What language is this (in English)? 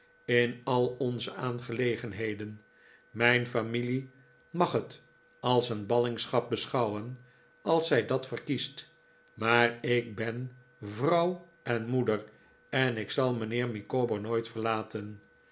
Dutch